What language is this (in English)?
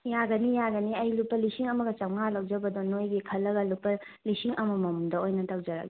Manipuri